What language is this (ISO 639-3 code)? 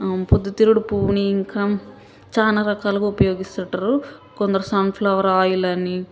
tel